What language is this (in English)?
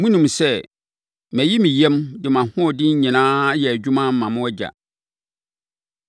Akan